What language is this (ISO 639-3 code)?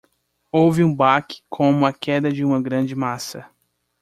por